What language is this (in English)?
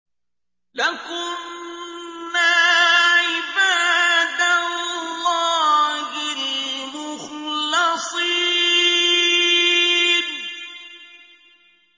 Arabic